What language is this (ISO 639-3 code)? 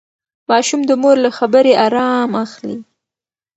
pus